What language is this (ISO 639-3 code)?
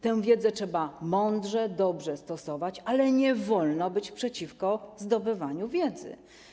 pol